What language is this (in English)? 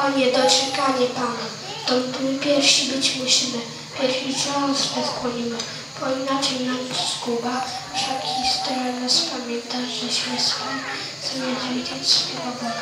Polish